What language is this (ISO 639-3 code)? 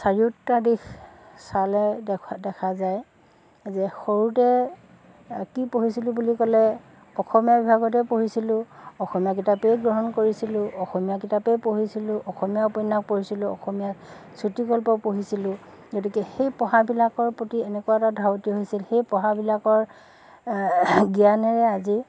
asm